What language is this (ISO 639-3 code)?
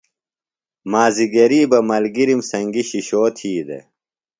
phl